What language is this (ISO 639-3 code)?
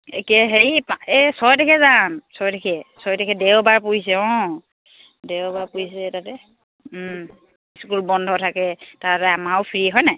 asm